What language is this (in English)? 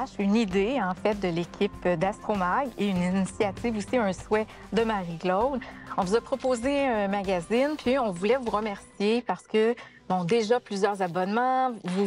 French